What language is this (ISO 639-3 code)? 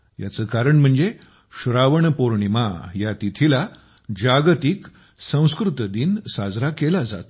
mar